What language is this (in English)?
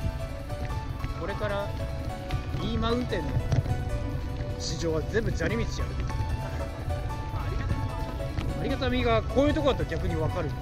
Japanese